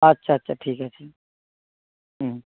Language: Bangla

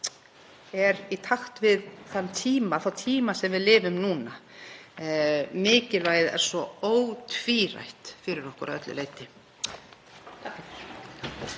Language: Icelandic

